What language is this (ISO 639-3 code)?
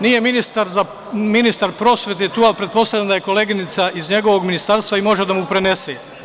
srp